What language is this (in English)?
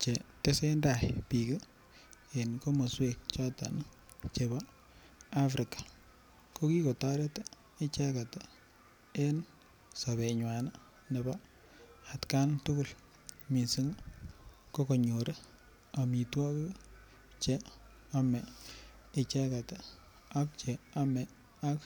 Kalenjin